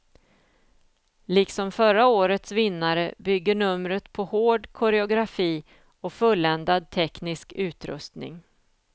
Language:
Swedish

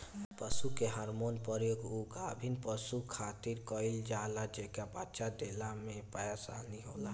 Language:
Bhojpuri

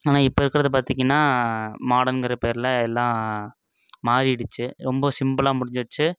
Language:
Tamil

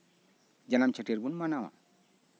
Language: Santali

